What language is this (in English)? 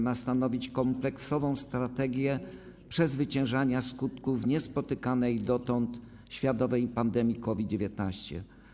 Polish